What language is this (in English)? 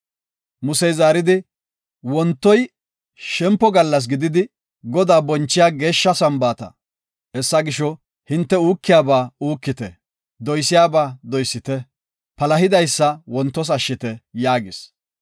Gofa